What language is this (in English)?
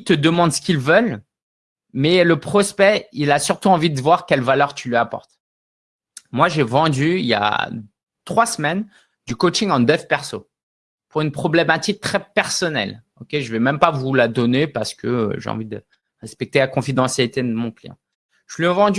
French